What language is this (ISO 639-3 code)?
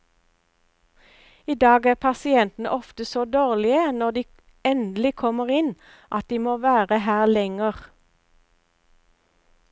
nor